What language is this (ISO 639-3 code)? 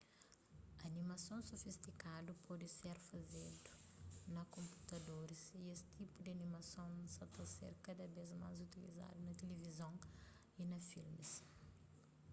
kea